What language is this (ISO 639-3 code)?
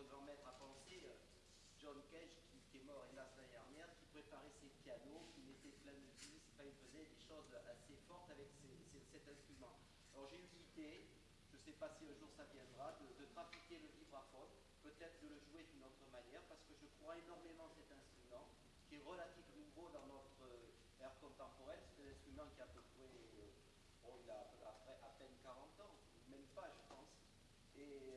fra